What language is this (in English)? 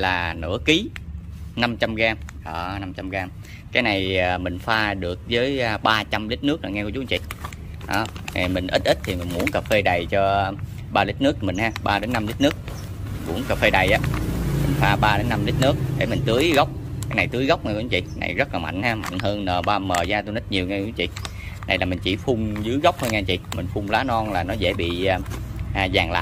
Vietnamese